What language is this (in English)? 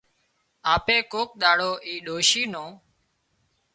Wadiyara Koli